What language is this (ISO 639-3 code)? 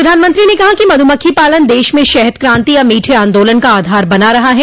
hin